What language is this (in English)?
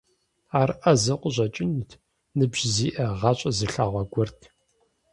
Kabardian